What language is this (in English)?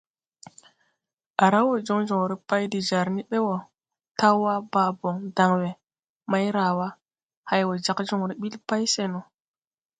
Tupuri